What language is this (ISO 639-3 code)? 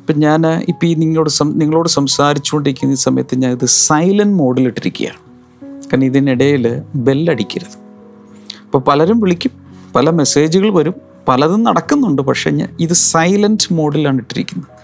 mal